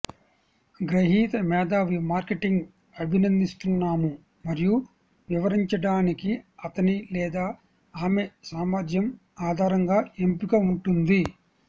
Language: Telugu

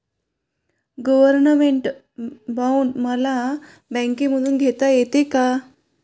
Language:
Marathi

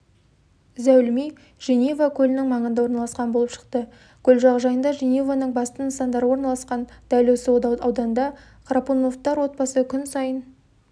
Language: Kazakh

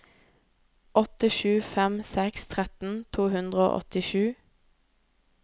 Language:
Norwegian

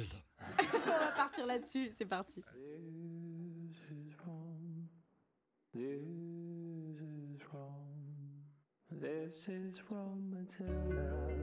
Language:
French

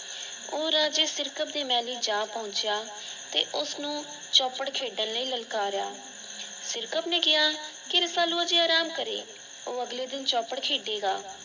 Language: Punjabi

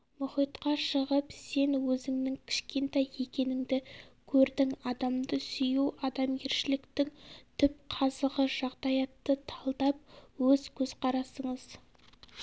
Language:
Kazakh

